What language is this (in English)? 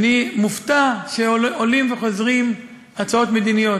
Hebrew